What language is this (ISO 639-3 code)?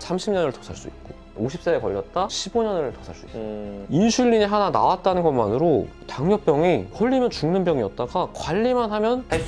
kor